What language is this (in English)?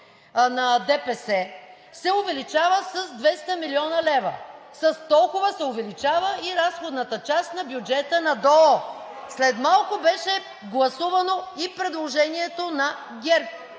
Bulgarian